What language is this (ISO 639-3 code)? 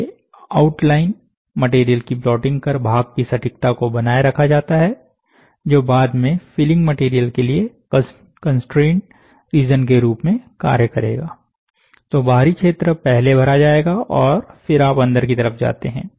hin